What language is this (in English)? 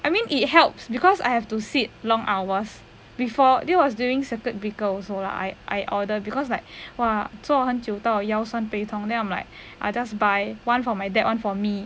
English